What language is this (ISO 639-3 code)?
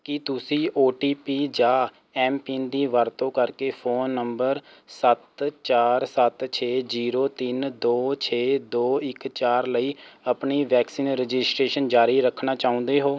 pan